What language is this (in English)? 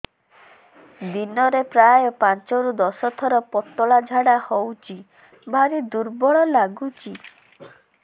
Odia